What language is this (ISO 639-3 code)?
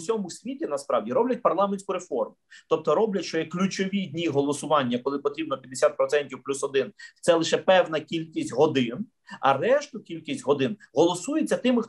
ukr